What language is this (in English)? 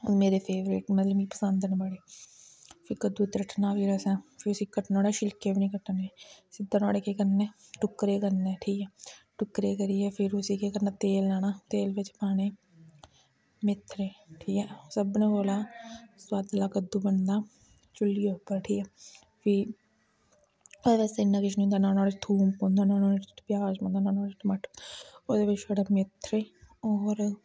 Dogri